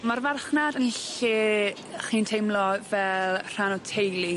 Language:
Welsh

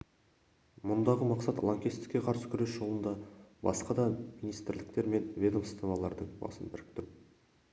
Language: Kazakh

